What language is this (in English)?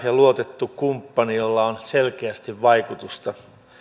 Finnish